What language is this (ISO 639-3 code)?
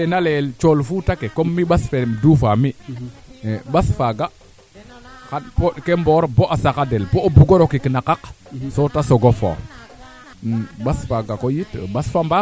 srr